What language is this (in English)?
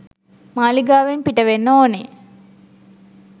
Sinhala